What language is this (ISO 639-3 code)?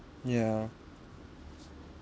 eng